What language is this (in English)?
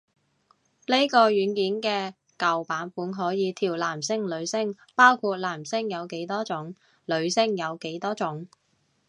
Cantonese